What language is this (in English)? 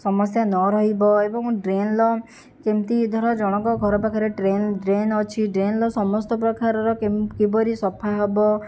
Odia